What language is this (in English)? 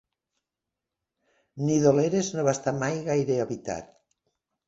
Catalan